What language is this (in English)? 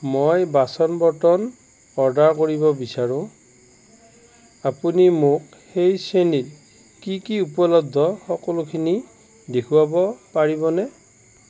Assamese